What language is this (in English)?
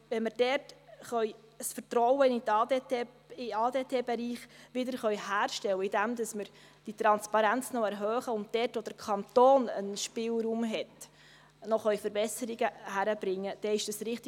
Swiss German